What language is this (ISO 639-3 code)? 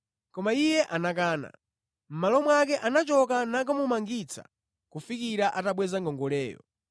nya